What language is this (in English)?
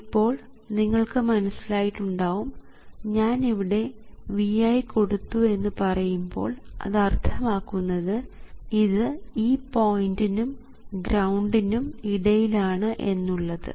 Malayalam